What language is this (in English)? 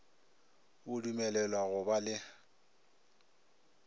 Northern Sotho